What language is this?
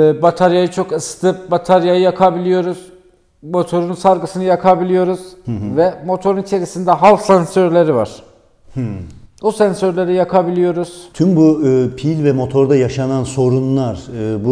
Turkish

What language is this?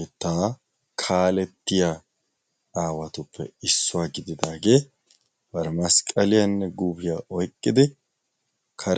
Wolaytta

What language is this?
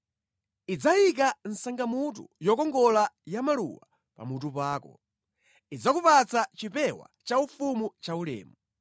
Nyanja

